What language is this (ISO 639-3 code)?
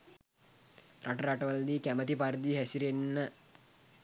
sin